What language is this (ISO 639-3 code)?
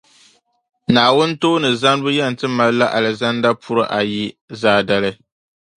dag